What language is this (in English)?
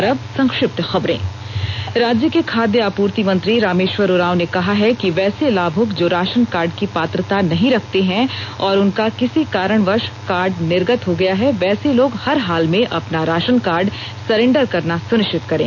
Hindi